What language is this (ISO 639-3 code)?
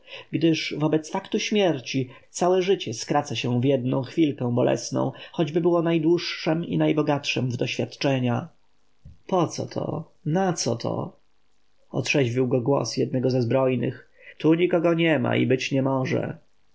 pol